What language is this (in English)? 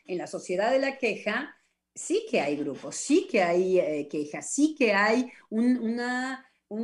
Spanish